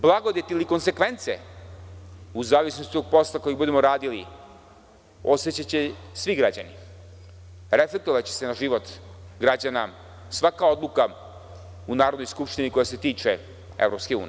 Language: Serbian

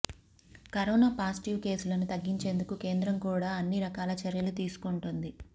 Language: Telugu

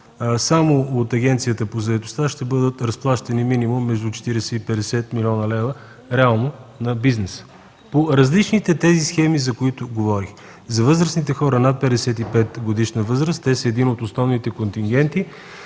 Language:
Bulgarian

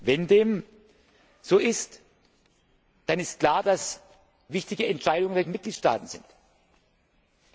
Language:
German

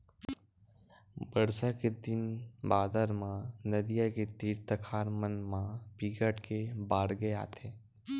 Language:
Chhattisgarhi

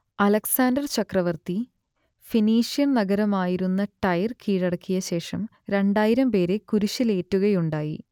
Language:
Malayalam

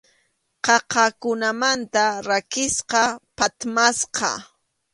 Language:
Arequipa-La Unión Quechua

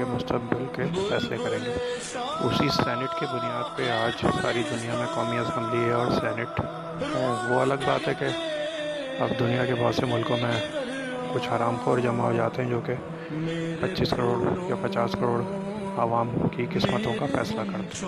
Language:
Urdu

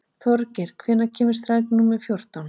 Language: Icelandic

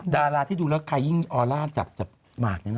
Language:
Thai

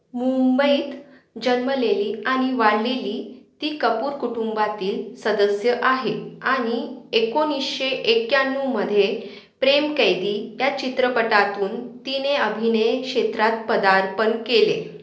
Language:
Marathi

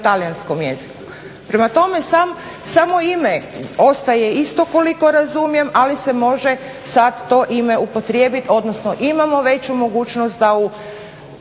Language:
Croatian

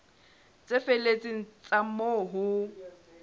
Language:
Southern Sotho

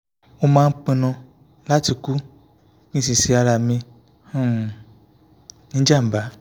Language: Yoruba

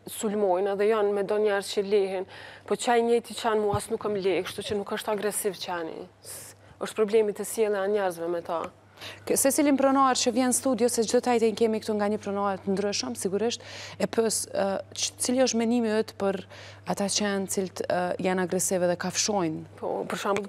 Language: Romanian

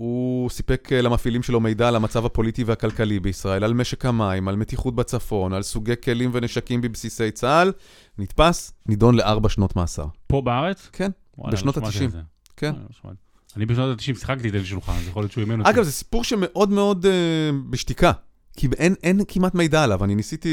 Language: Hebrew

